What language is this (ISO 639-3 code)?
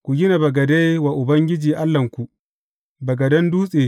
hau